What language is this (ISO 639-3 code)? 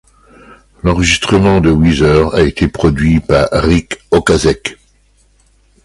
fra